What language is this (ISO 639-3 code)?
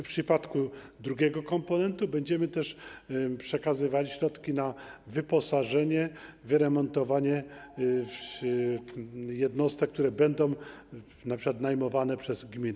pol